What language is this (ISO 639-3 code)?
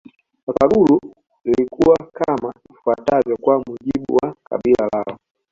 swa